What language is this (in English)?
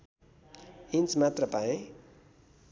Nepali